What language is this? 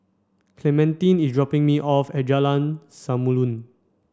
English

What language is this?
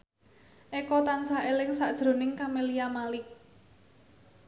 Javanese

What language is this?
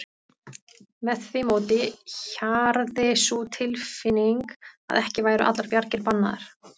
Icelandic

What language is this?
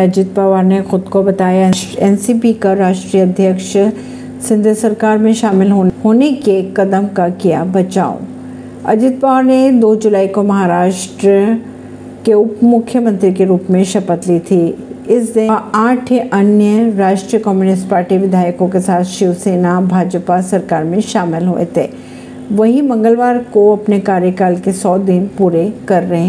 Hindi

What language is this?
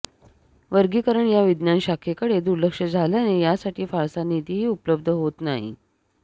Marathi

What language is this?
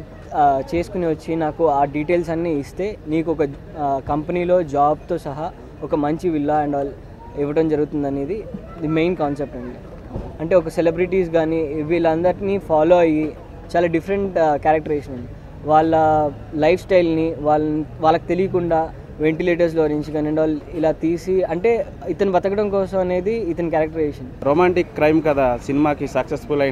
Hindi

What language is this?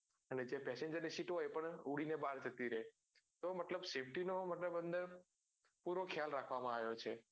Gujarati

